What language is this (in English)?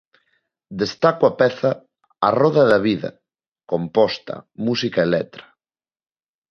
Galician